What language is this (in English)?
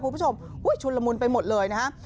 Thai